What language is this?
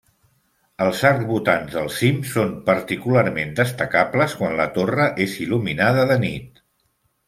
Catalan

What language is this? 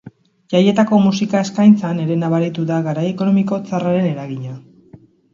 Basque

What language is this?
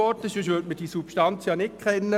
Swiss German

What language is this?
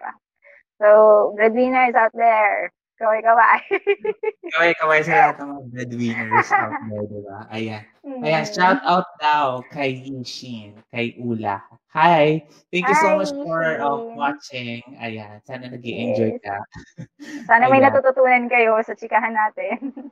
Filipino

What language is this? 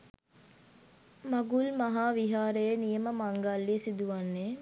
Sinhala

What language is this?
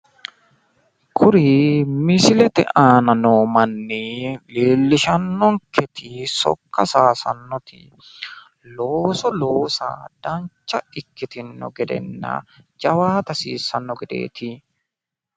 Sidamo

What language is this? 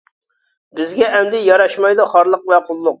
Uyghur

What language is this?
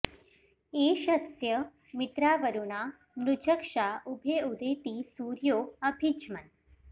Sanskrit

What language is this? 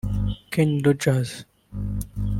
Kinyarwanda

